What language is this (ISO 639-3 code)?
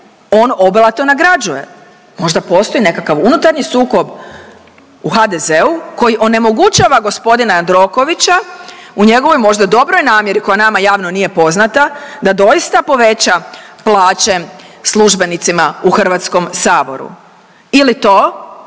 hrv